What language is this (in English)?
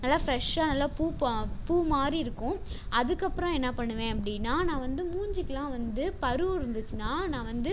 Tamil